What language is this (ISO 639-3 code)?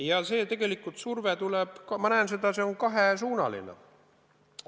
est